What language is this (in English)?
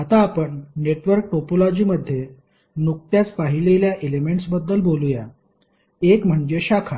Marathi